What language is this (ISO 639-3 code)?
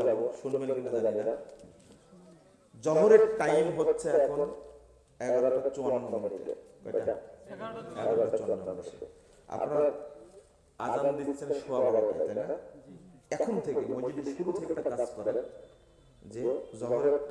ind